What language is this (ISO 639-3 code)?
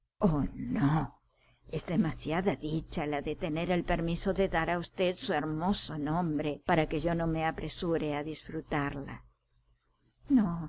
spa